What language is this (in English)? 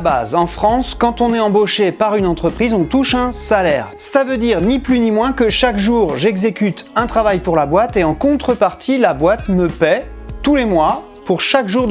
French